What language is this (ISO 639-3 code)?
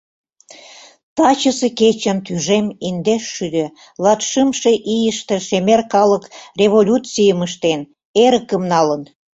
chm